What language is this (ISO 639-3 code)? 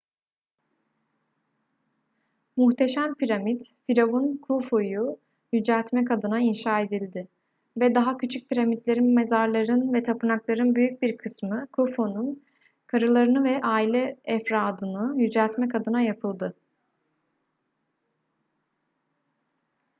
tur